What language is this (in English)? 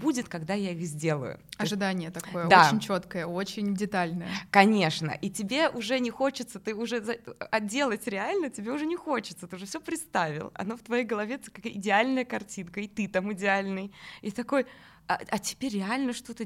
Russian